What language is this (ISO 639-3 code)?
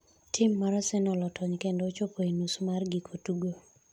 luo